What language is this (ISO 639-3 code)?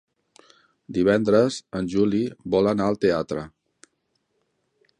cat